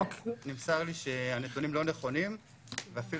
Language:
Hebrew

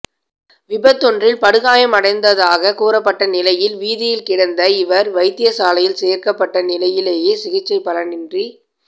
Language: Tamil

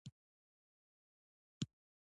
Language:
Pashto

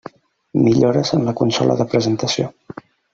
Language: Catalan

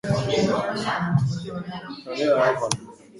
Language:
Basque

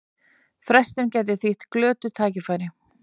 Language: Icelandic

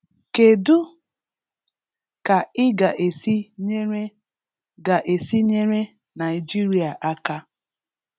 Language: Igbo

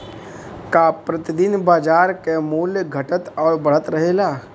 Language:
Bhojpuri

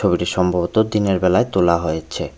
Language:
Bangla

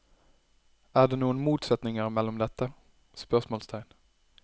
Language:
Norwegian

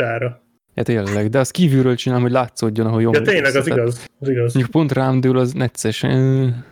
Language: Hungarian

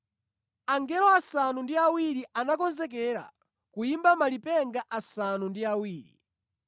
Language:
Nyanja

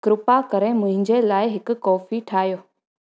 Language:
Sindhi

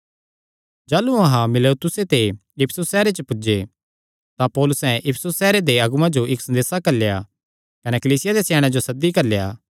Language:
Kangri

